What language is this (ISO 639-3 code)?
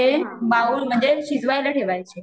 mar